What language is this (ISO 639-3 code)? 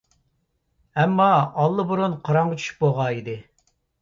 uig